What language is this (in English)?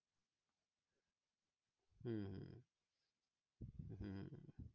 Bangla